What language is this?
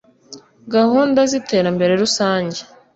Kinyarwanda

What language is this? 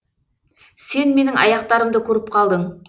Kazakh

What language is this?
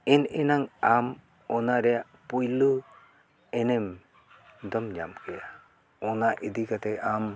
Santali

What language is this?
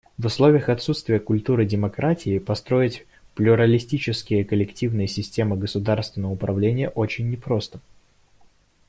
Russian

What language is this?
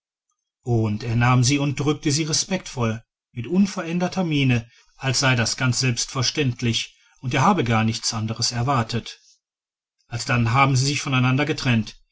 German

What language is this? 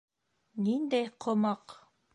Bashkir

